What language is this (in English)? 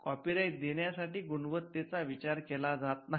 Marathi